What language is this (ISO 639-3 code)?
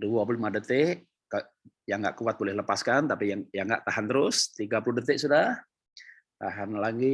ind